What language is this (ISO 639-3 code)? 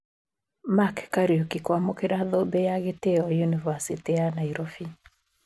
kik